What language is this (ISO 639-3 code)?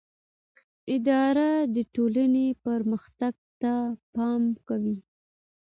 pus